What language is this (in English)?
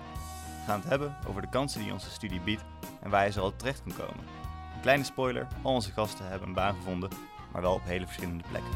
Dutch